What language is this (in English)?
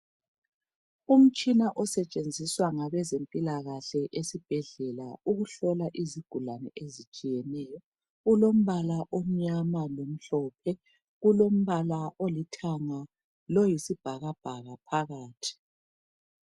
North Ndebele